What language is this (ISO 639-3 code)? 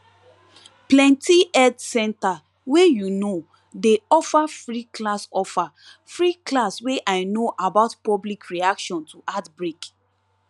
pcm